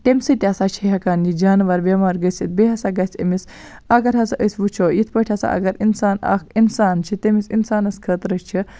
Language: Kashmiri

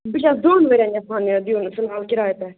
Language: Kashmiri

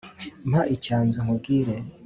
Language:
Kinyarwanda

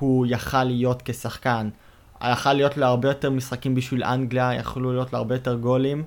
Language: Hebrew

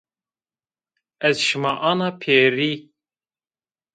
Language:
Zaza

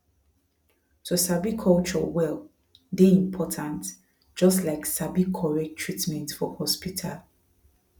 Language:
Nigerian Pidgin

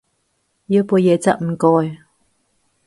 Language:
Cantonese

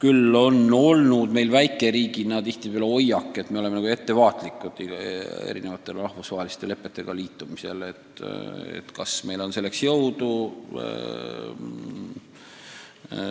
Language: Estonian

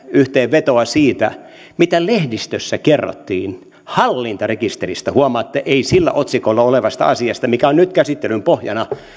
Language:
Finnish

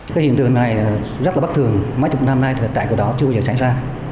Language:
Vietnamese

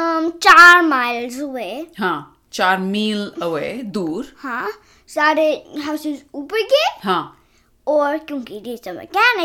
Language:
Hindi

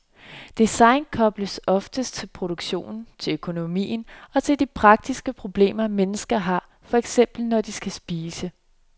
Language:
Danish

